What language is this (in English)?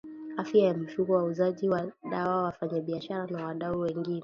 Swahili